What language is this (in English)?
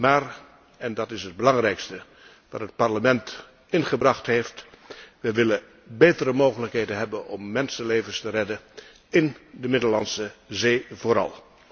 Dutch